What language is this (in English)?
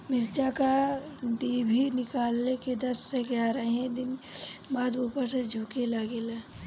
Bhojpuri